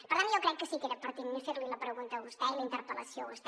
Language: Catalan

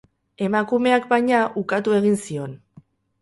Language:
Basque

